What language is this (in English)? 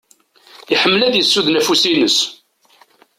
Kabyle